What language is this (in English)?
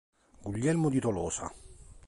Italian